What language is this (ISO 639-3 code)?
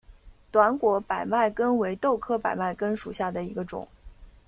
zho